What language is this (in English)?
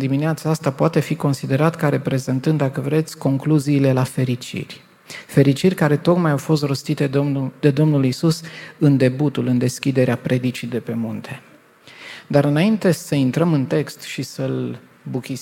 Romanian